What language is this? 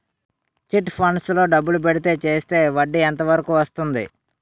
Telugu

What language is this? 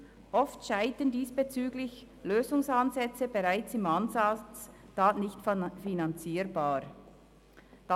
Swiss German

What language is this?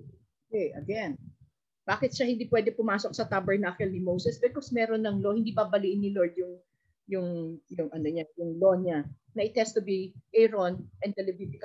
Filipino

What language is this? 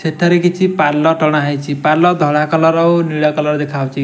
Odia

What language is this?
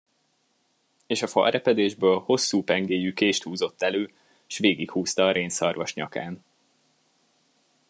Hungarian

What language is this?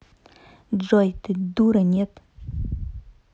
Russian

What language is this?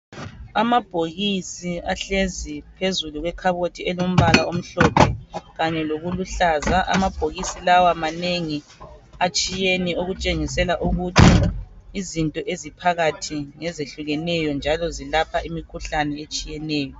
North Ndebele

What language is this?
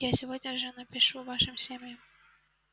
Russian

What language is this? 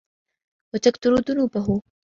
Arabic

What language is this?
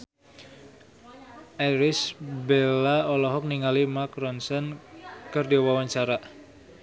Sundanese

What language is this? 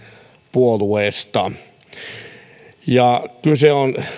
Finnish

